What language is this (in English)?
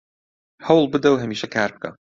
Central Kurdish